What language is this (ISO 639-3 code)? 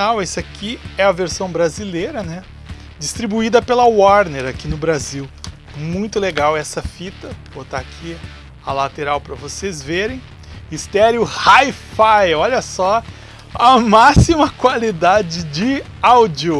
por